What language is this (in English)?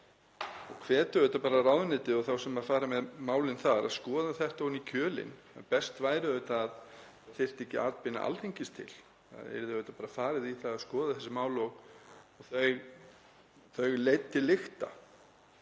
Icelandic